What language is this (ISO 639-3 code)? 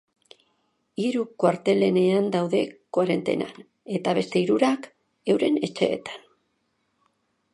eus